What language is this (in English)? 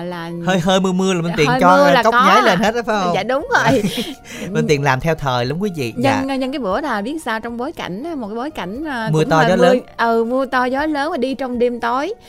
Vietnamese